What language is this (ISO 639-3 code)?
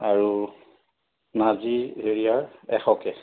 asm